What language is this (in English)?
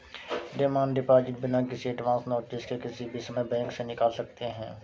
Hindi